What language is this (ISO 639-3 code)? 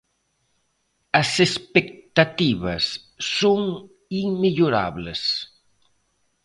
glg